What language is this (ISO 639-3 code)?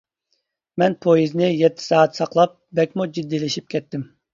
uig